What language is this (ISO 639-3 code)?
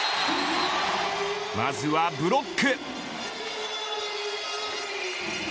jpn